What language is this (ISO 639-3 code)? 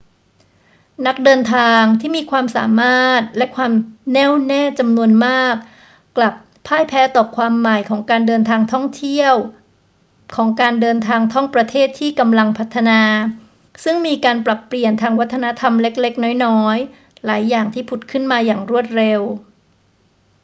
tha